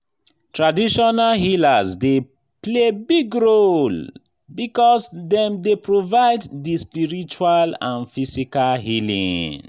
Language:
Nigerian Pidgin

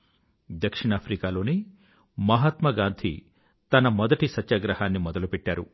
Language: Telugu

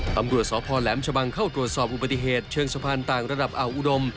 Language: Thai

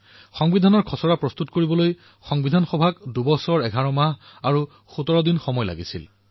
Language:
Assamese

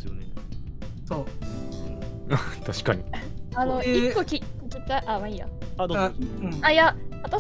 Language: Japanese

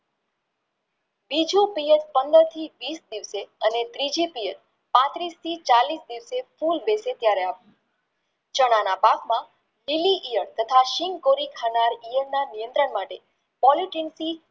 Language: Gujarati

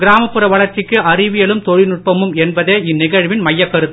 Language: Tamil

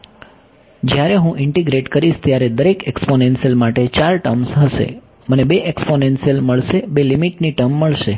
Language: Gujarati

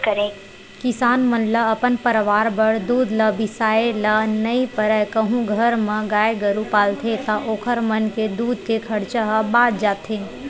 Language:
Chhattisgarhi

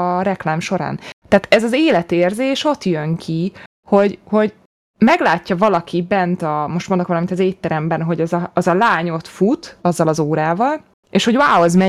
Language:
Hungarian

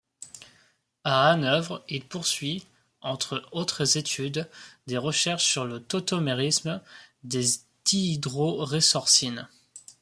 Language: French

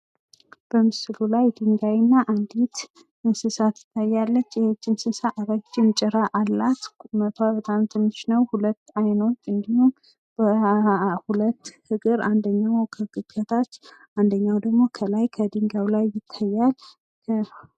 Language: Amharic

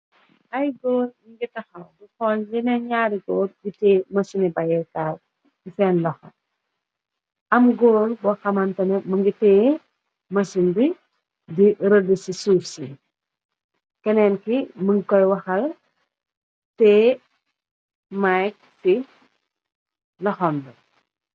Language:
Wolof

